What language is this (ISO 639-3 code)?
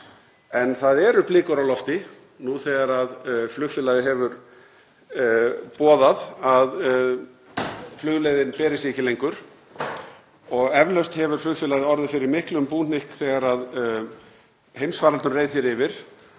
isl